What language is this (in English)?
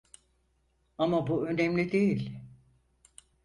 Turkish